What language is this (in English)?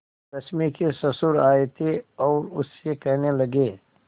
Hindi